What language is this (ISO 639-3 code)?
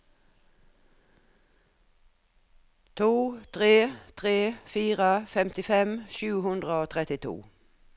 nor